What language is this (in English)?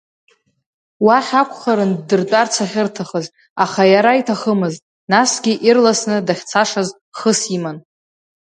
Abkhazian